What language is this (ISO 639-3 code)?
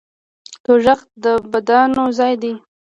pus